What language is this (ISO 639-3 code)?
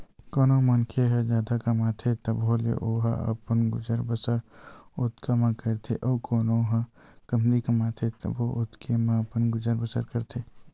hne